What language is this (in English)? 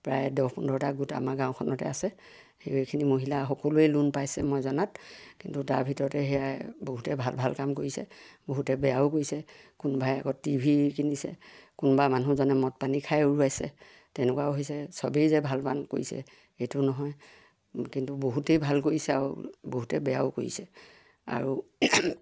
Assamese